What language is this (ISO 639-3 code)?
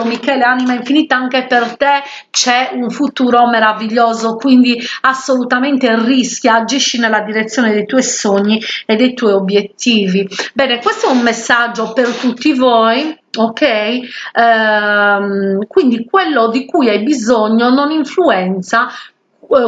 ita